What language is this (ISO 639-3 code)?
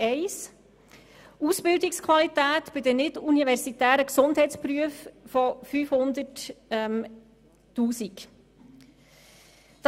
gsw